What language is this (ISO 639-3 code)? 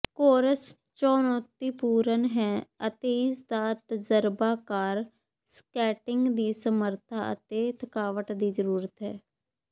pan